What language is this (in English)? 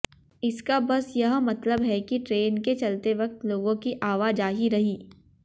Hindi